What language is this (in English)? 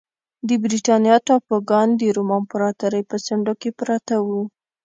Pashto